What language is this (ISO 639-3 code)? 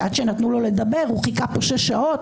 heb